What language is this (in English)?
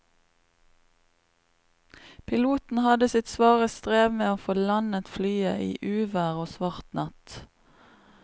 Norwegian